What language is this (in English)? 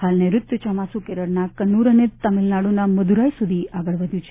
Gujarati